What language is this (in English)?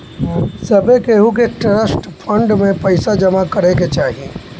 Bhojpuri